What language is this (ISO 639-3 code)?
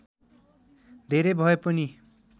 nep